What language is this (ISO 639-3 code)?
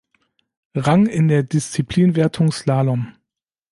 deu